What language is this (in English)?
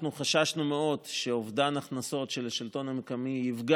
Hebrew